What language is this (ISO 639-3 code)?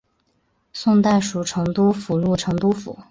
zho